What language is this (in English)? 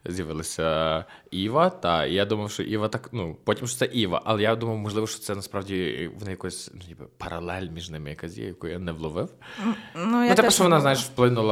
Ukrainian